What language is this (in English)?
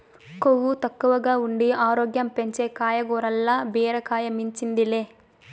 Telugu